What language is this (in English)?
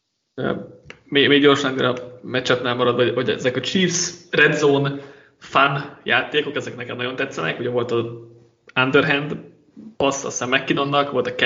Hungarian